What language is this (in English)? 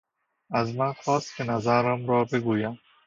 Persian